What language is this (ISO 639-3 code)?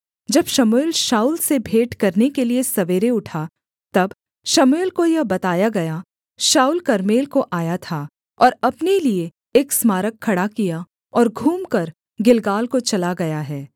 hin